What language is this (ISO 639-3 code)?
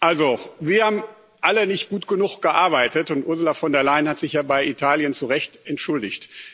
deu